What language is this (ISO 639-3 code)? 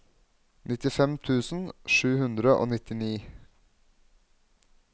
nor